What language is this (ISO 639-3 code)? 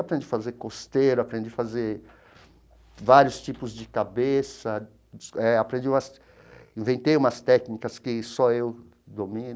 por